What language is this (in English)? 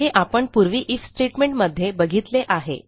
Marathi